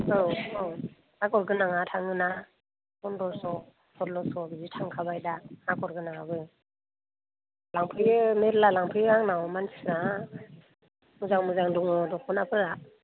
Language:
Bodo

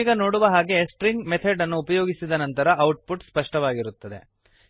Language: Kannada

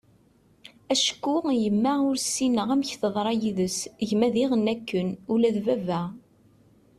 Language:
Kabyle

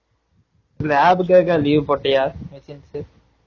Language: Tamil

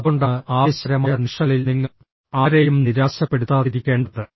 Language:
Malayalam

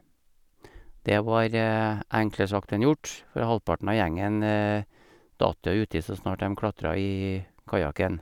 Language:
Norwegian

